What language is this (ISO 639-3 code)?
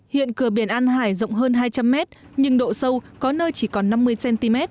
vie